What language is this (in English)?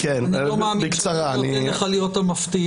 Hebrew